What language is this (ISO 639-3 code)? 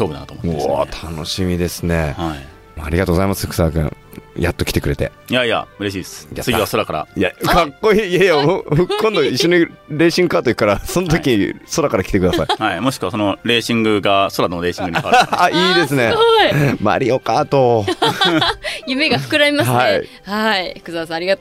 jpn